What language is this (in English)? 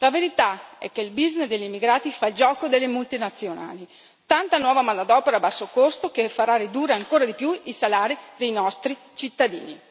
Italian